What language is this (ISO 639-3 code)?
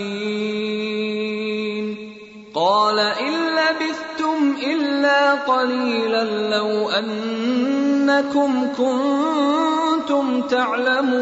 urd